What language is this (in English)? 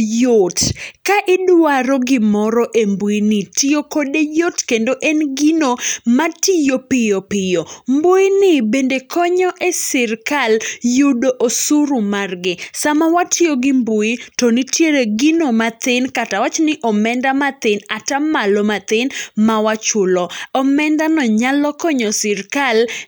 Luo (Kenya and Tanzania)